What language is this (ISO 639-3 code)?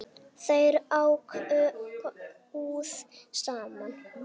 isl